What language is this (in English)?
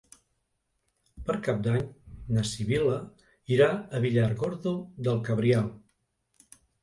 Catalan